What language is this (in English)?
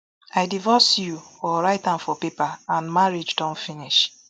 Nigerian Pidgin